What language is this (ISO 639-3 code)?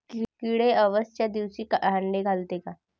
mar